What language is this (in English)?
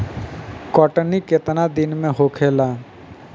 Bhojpuri